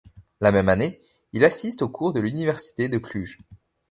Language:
French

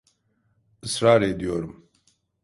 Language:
Turkish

